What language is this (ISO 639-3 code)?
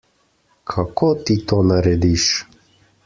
slv